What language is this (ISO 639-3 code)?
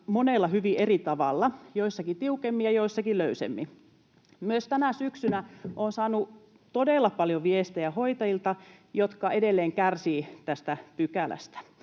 fin